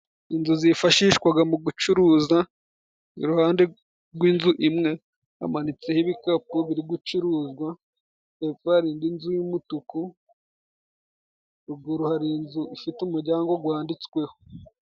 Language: Kinyarwanda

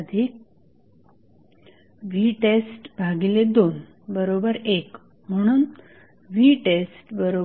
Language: Marathi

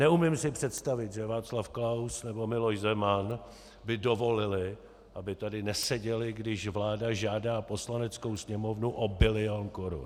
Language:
Czech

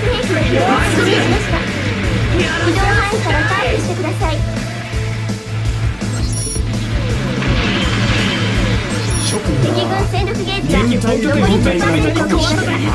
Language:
Japanese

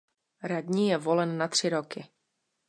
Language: Czech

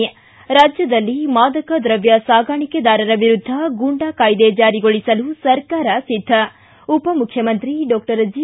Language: Kannada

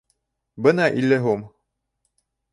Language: Bashkir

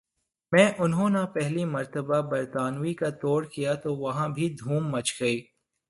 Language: Urdu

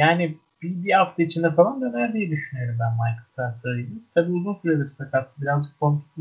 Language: Turkish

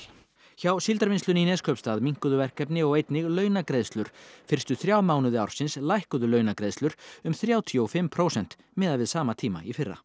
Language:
Icelandic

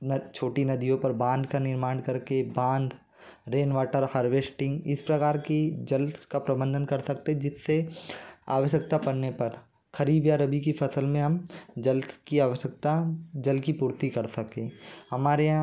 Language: Hindi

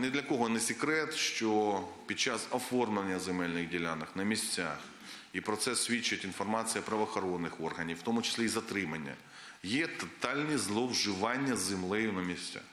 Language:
Ukrainian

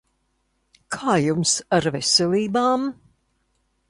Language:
Latvian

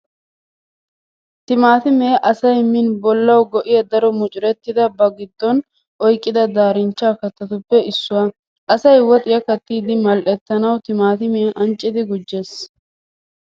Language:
Wolaytta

